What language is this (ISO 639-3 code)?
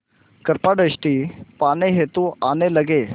hin